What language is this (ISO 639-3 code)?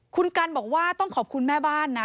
tha